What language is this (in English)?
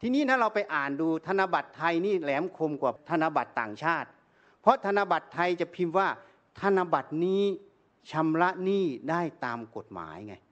Thai